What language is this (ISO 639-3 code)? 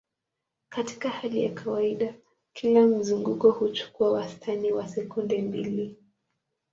swa